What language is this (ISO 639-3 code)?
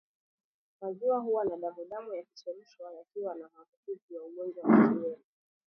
swa